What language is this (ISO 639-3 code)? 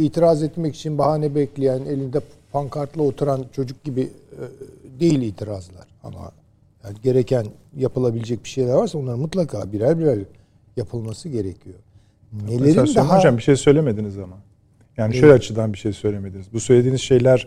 tur